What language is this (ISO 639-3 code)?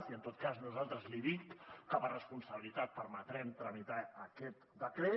cat